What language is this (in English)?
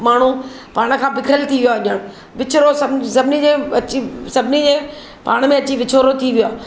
Sindhi